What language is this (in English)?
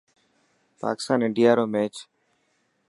Dhatki